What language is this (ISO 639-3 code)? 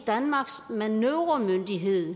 dan